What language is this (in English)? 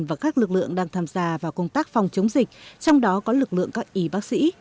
Vietnamese